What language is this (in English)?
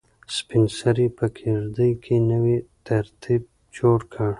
Pashto